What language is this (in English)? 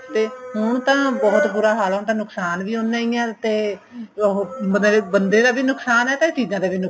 Punjabi